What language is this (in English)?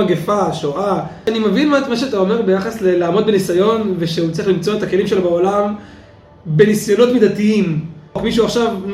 Hebrew